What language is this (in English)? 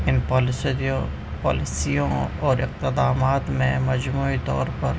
Urdu